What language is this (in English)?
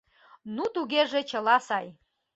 Mari